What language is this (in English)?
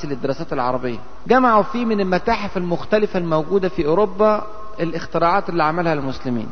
Arabic